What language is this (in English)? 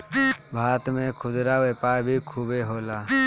Bhojpuri